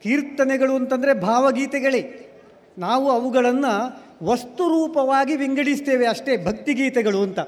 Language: Kannada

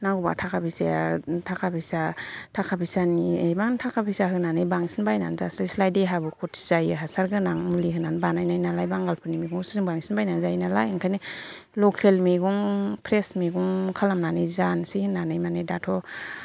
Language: Bodo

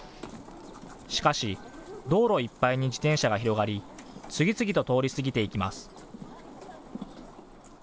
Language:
Japanese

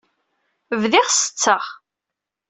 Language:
Kabyle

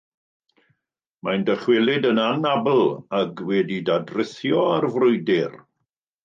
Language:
Welsh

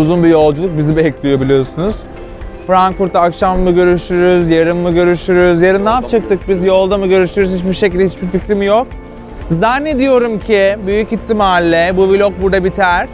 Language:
Turkish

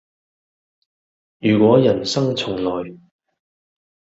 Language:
Cantonese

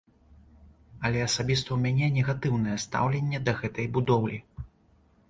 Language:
Belarusian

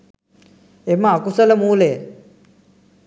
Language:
Sinhala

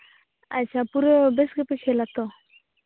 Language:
Santali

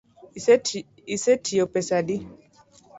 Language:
Luo (Kenya and Tanzania)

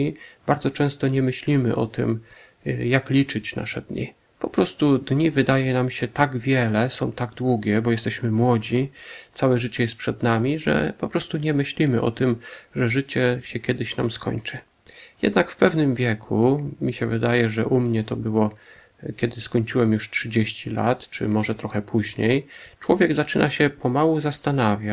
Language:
Polish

